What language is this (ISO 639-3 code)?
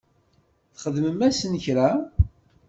kab